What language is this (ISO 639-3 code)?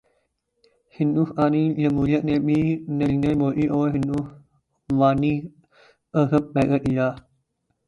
urd